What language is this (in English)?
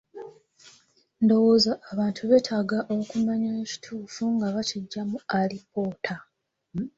Ganda